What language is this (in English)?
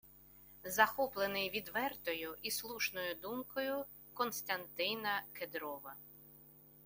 Ukrainian